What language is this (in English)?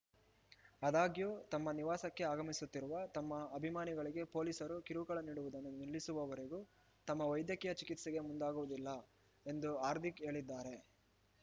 Kannada